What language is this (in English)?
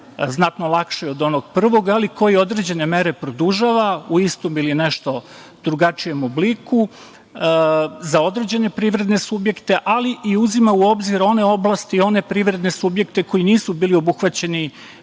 Serbian